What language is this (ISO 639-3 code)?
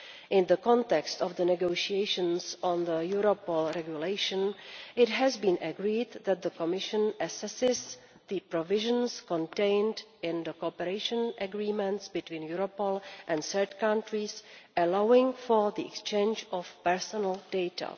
eng